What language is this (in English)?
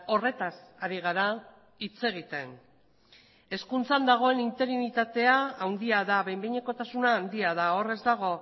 Basque